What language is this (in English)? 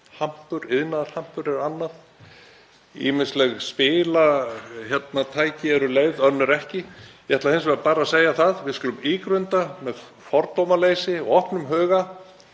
Icelandic